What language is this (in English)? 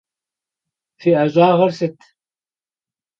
Kabardian